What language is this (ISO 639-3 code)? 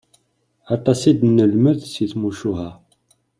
kab